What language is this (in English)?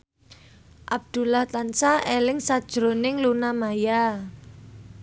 Javanese